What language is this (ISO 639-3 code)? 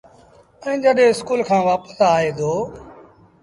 sbn